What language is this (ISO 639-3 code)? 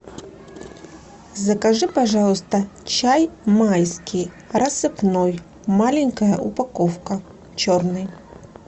rus